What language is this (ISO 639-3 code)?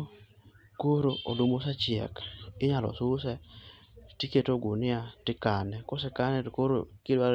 luo